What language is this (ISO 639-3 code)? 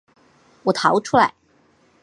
zho